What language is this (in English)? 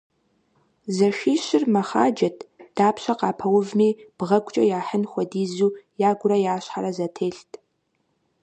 Kabardian